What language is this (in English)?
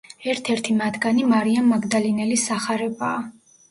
Georgian